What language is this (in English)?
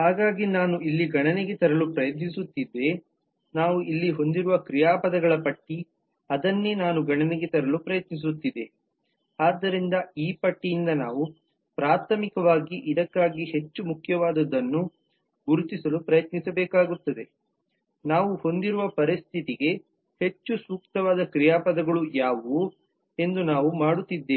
Kannada